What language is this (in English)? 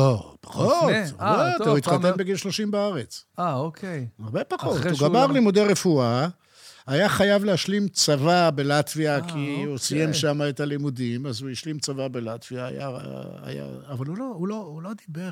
Hebrew